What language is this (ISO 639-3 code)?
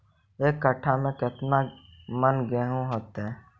mag